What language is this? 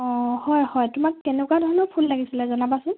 Assamese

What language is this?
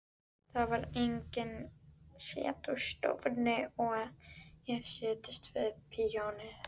Icelandic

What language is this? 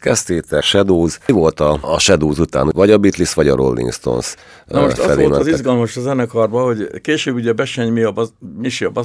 Hungarian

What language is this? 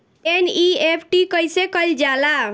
Bhojpuri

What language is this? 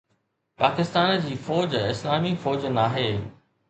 Sindhi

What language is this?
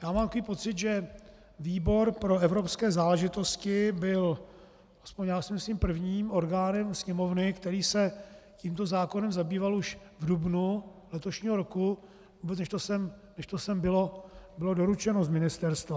Czech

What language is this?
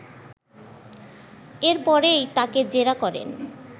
Bangla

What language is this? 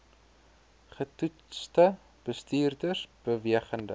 Afrikaans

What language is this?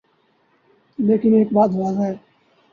Urdu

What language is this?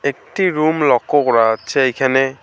Bangla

